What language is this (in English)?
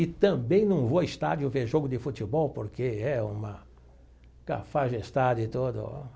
Portuguese